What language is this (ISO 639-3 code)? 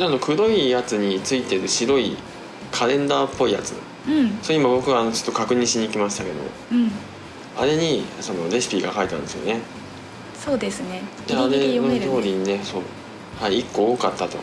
jpn